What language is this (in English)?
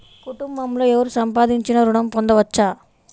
Telugu